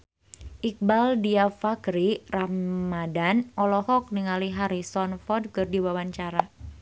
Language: Sundanese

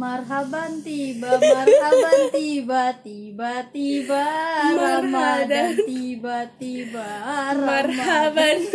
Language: Indonesian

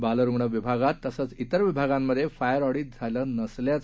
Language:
Marathi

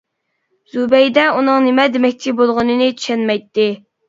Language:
Uyghur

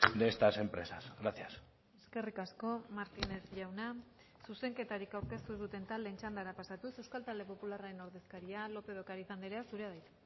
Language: Basque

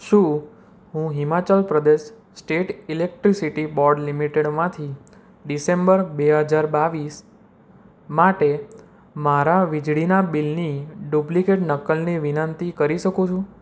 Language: Gujarati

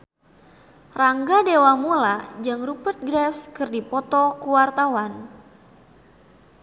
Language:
Sundanese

